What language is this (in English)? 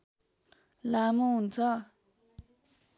Nepali